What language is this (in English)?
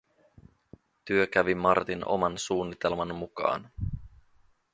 Finnish